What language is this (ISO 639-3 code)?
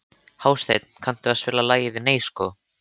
isl